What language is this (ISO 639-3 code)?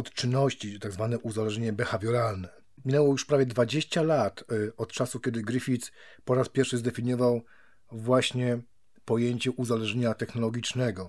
pol